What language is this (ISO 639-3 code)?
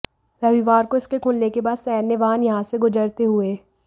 hin